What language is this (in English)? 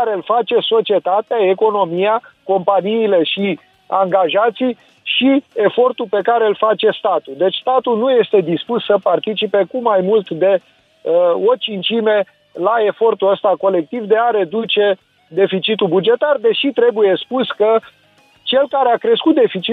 Romanian